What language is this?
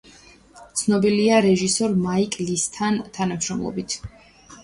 Georgian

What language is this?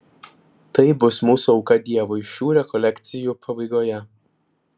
Lithuanian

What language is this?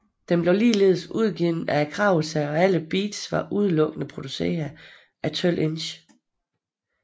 Danish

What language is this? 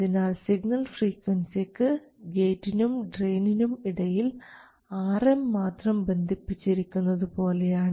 Malayalam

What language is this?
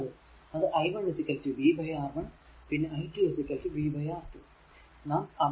Malayalam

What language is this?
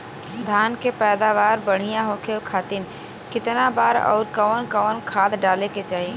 Bhojpuri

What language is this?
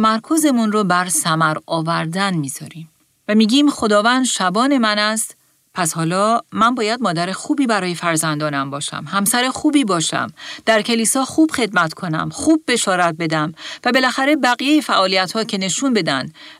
Persian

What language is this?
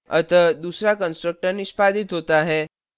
Hindi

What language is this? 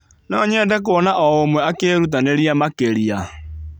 Kikuyu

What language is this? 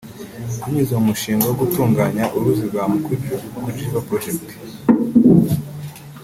Kinyarwanda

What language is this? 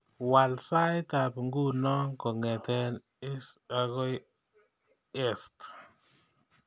Kalenjin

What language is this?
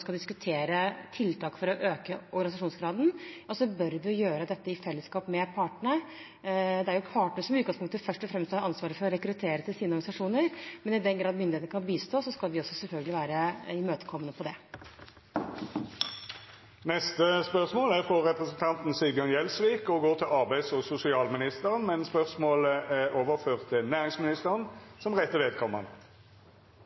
Norwegian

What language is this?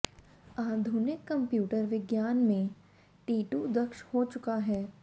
Hindi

